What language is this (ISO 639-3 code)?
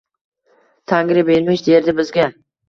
uzb